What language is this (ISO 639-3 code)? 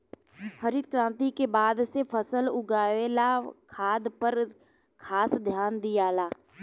bho